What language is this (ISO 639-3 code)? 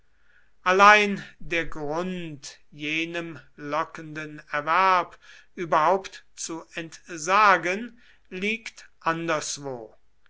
deu